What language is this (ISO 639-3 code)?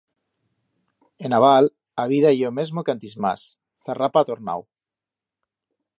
arg